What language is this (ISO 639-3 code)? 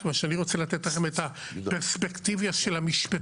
heb